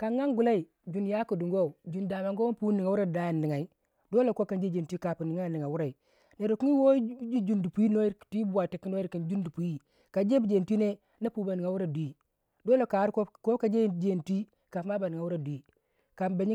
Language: Waja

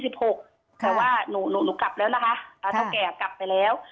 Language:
Thai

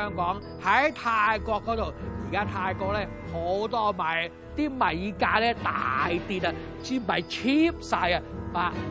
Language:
Chinese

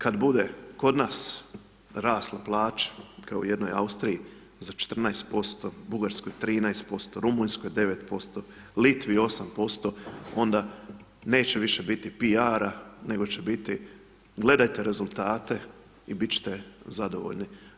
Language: Croatian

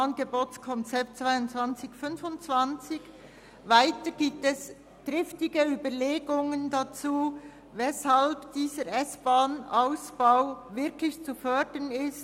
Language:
Swiss German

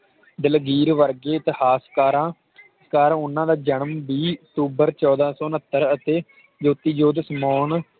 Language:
Punjabi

